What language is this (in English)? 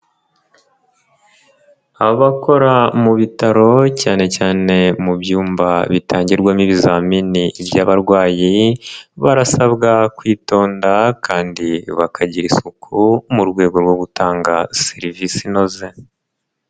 Kinyarwanda